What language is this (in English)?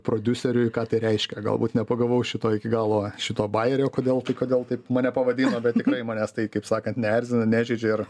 Lithuanian